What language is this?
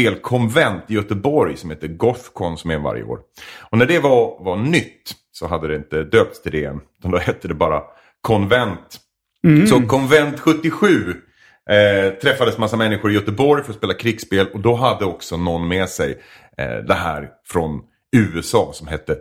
Swedish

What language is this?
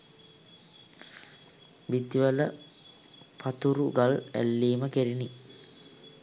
Sinhala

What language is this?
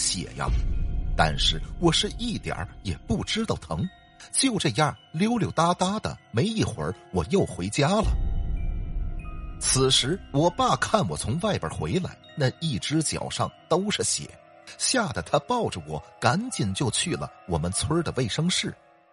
Chinese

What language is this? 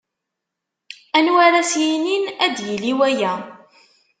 Kabyle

